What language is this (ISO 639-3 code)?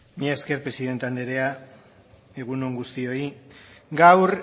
eus